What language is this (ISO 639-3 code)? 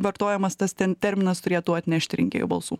lit